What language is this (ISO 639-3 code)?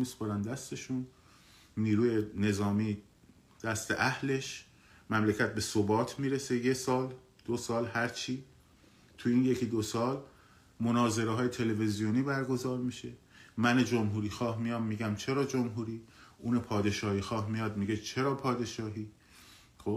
fas